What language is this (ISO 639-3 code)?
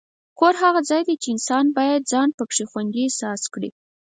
pus